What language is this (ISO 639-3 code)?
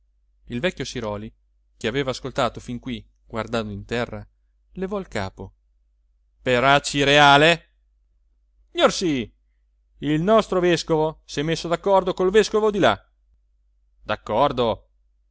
ita